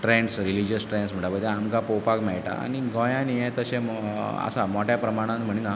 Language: Konkani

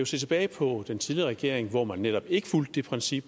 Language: Danish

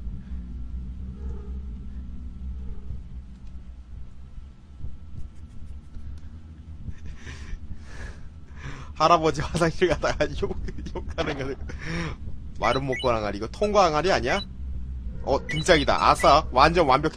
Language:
Korean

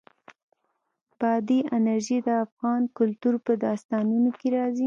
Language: Pashto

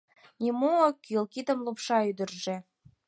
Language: Mari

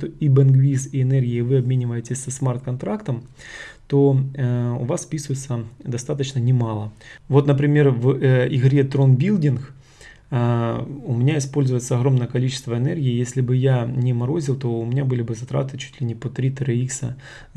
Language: Russian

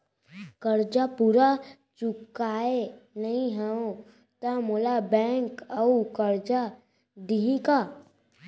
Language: Chhattisgarhi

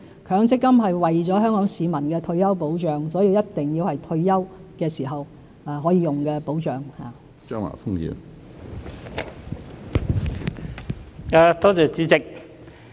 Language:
Cantonese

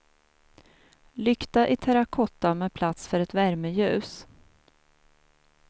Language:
Swedish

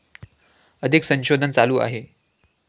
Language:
Marathi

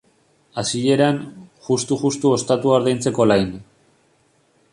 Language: Basque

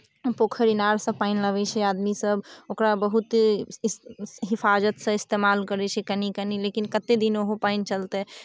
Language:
Maithili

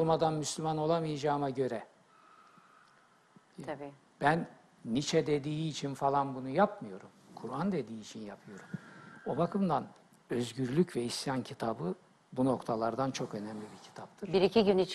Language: Turkish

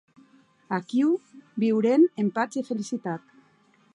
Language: Occitan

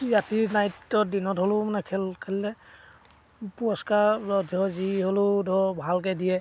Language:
Assamese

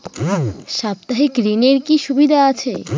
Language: Bangla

